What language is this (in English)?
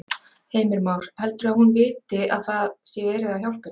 Icelandic